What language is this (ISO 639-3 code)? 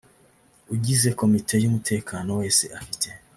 kin